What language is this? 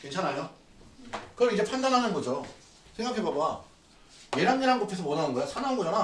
Korean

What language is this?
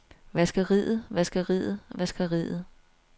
Danish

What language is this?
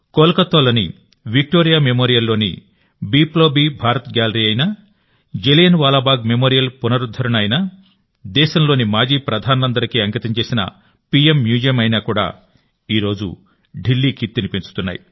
Telugu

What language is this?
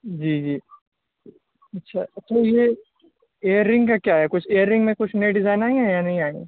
Urdu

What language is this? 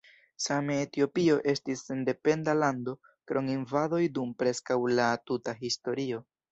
Esperanto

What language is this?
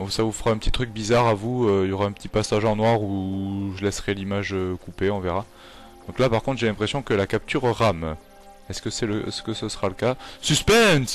French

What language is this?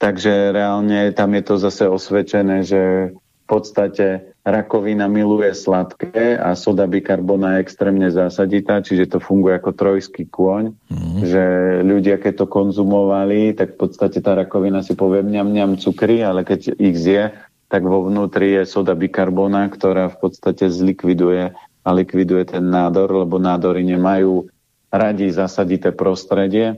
Slovak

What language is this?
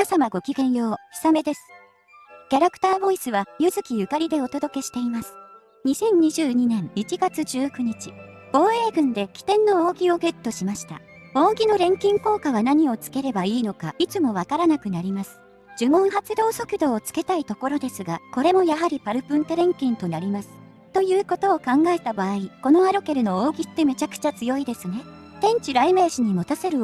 Japanese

